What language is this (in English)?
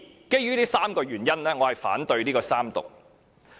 Cantonese